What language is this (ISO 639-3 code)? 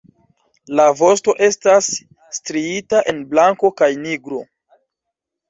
epo